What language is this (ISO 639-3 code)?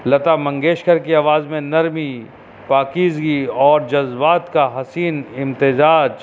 urd